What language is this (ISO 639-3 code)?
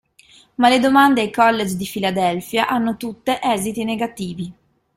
ita